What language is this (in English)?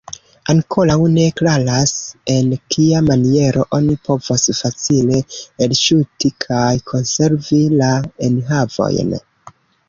Esperanto